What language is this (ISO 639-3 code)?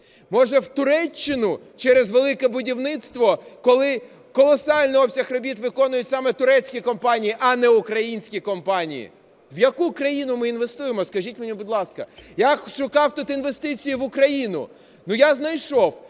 ukr